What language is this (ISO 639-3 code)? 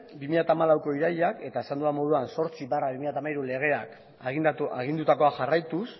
eus